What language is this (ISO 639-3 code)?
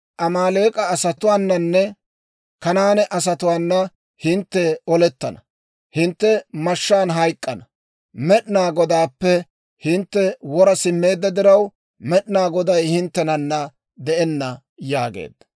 dwr